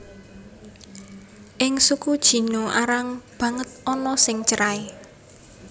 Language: Javanese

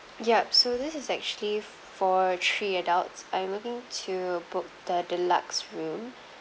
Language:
English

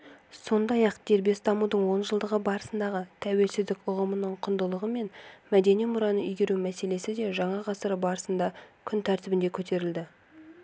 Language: Kazakh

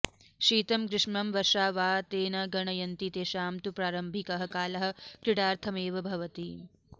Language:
Sanskrit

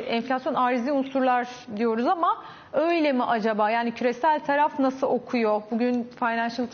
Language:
Turkish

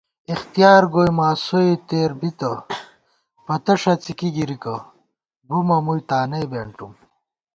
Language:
Gawar-Bati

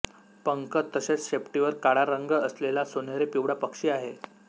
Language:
Marathi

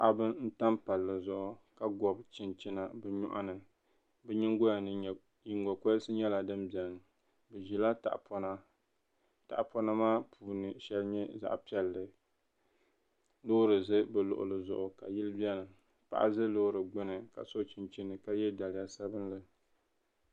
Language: Dagbani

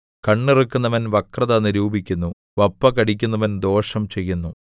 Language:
Malayalam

